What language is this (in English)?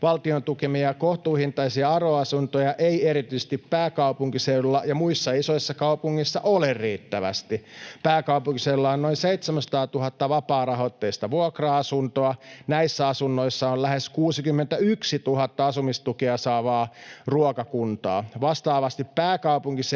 Finnish